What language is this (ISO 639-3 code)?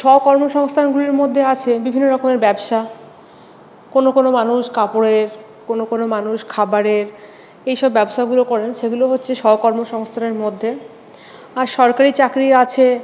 ben